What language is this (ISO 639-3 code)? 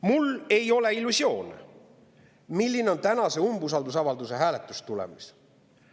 est